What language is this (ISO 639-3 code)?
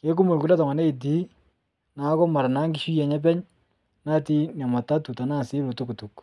mas